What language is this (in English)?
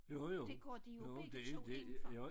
Danish